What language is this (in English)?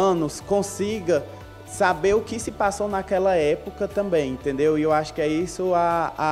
Portuguese